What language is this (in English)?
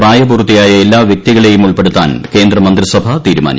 Malayalam